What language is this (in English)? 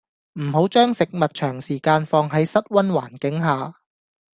Cantonese